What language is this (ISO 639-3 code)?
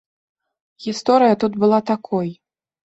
bel